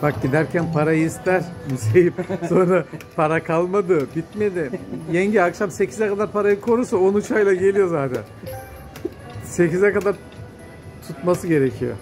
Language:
Turkish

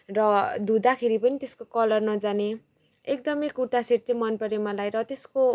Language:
Nepali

